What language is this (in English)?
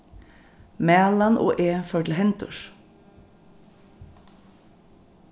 Faroese